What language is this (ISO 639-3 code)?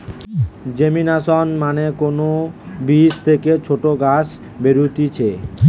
ben